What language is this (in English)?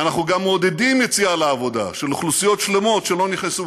Hebrew